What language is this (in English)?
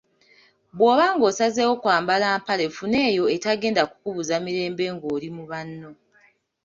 Ganda